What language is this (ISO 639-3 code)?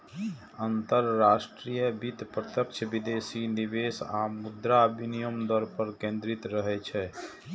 mai